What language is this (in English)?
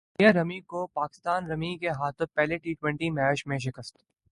Urdu